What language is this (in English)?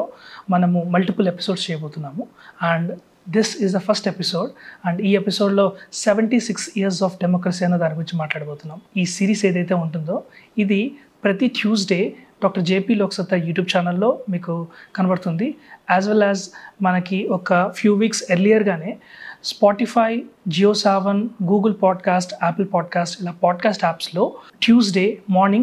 Telugu